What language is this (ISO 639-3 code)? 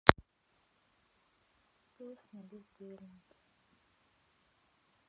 rus